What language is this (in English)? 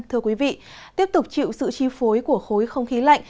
Vietnamese